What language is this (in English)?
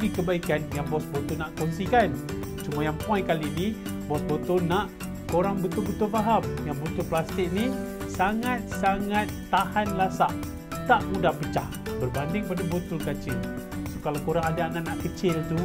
Malay